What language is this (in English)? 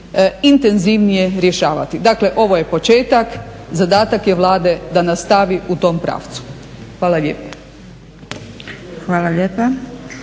Croatian